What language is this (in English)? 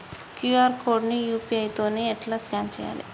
Telugu